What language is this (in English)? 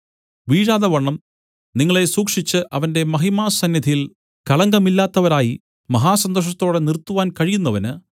Malayalam